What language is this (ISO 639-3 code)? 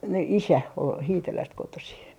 fin